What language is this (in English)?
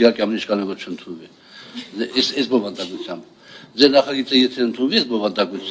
Romanian